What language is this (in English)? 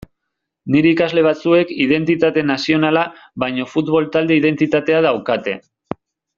Basque